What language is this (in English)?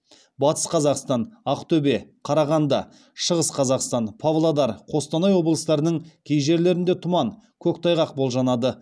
Kazakh